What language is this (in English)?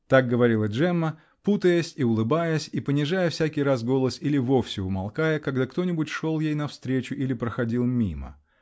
Russian